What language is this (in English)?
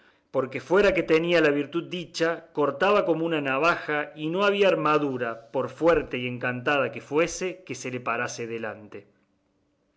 Spanish